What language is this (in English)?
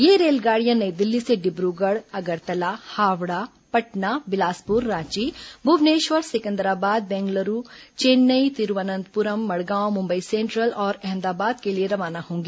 Hindi